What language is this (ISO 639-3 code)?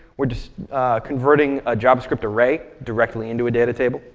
eng